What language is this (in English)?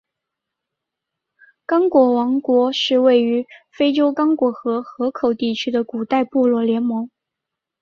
Chinese